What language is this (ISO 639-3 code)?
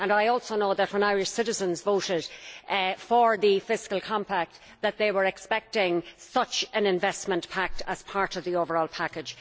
eng